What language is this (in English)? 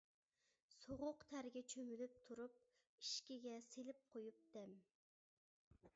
Uyghur